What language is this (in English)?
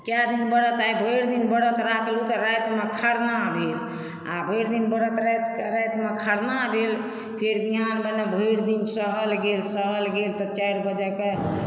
Maithili